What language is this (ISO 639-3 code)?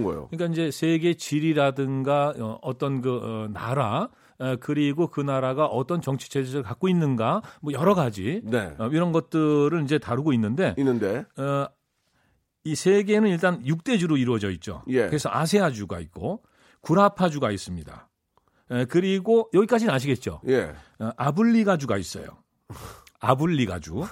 kor